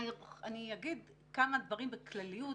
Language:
Hebrew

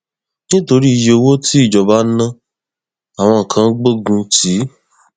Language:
Yoruba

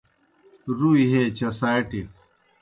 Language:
Kohistani Shina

